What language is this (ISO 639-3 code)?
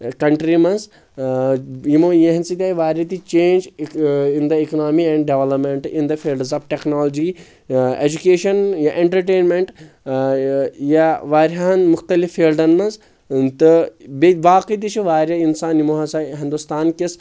kas